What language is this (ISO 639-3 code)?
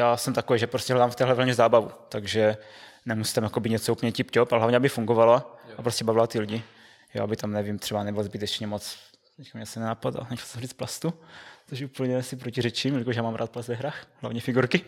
ces